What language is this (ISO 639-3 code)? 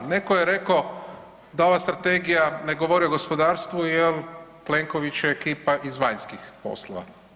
hrv